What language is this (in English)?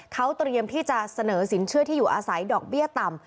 Thai